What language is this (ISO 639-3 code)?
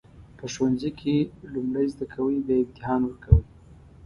pus